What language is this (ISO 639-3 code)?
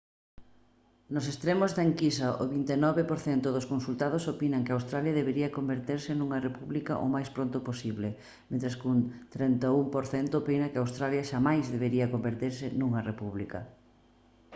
glg